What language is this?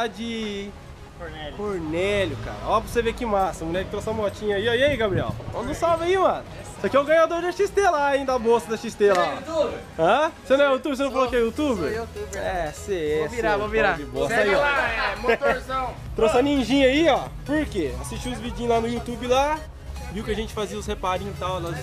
Portuguese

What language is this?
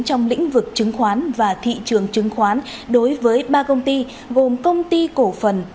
Vietnamese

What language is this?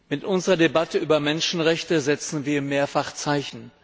German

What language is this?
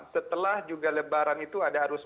Indonesian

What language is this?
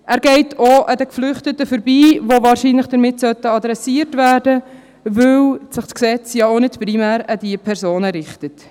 Swiss German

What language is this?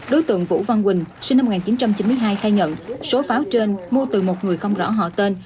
Vietnamese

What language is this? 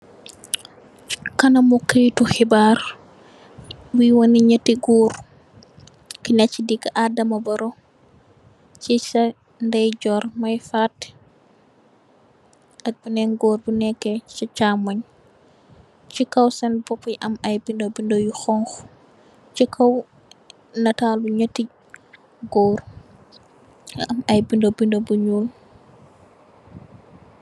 Wolof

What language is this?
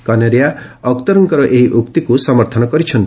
Odia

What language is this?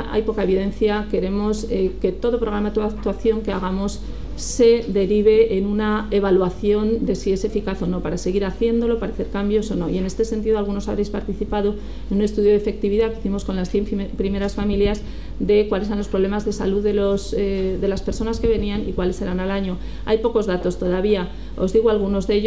Spanish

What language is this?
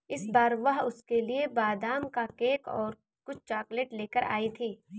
Hindi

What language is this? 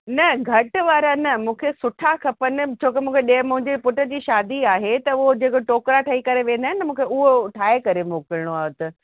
Sindhi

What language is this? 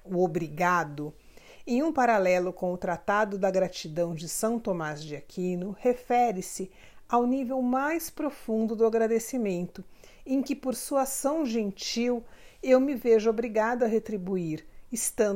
Portuguese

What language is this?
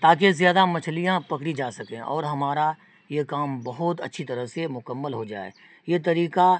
Urdu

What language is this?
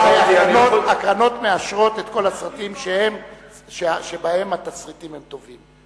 Hebrew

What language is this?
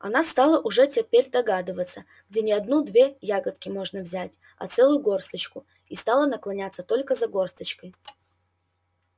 Russian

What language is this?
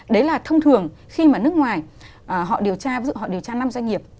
Vietnamese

